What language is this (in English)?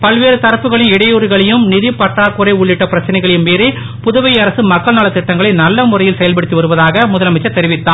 Tamil